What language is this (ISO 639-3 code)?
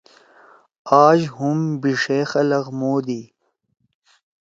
trw